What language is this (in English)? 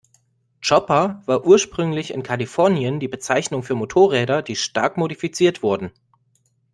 German